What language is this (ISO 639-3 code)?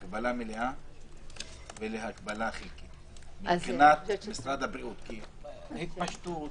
heb